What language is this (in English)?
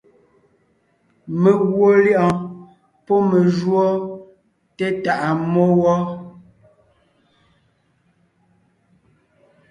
Ngiemboon